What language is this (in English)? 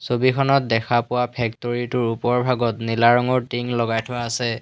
Assamese